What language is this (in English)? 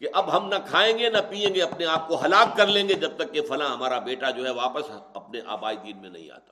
Urdu